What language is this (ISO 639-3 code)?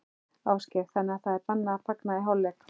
isl